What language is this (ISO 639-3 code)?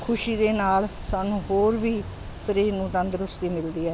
pan